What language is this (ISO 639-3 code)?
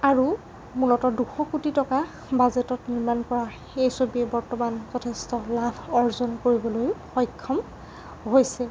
asm